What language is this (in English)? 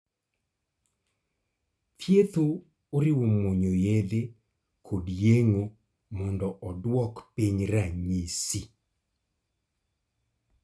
Luo (Kenya and Tanzania)